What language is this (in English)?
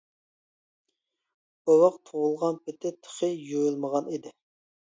Uyghur